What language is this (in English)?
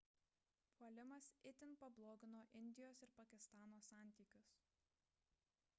Lithuanian